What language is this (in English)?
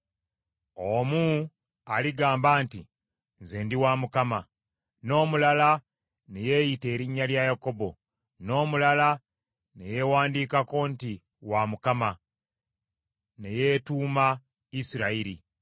Ganda